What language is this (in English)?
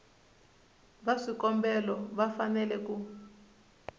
Tsonga